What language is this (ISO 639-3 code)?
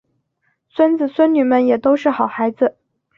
zho